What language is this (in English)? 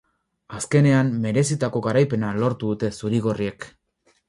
Basque